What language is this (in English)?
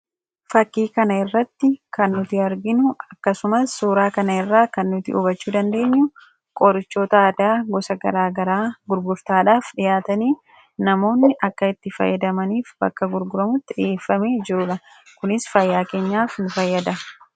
Oromo